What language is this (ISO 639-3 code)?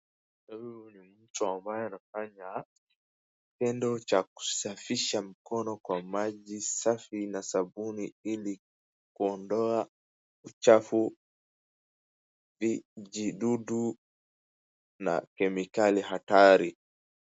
swa